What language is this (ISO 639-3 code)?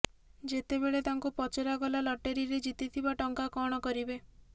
ori